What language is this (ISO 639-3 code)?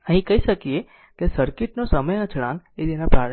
guj